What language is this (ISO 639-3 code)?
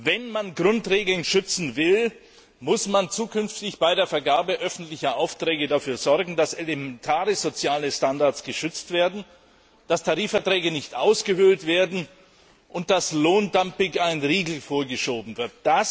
deu